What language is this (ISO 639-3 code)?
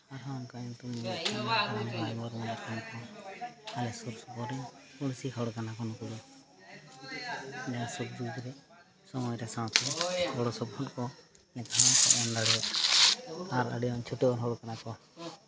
sat